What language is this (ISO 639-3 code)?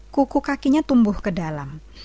ind